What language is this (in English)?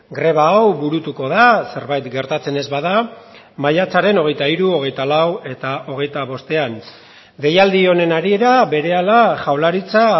Basque